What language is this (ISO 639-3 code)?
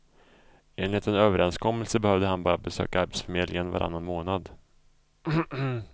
swe